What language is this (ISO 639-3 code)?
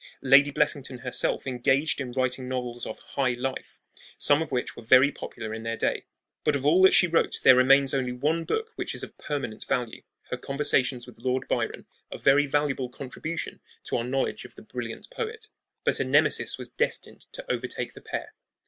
eng